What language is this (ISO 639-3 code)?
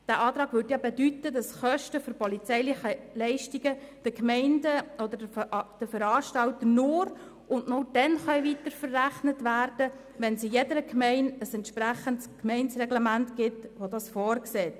gsw